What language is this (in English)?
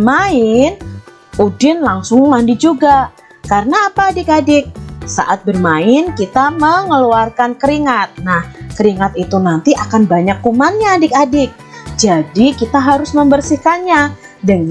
Indonesian